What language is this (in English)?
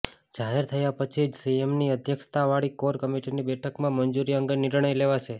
Gujarati